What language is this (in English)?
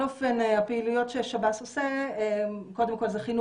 Hebrew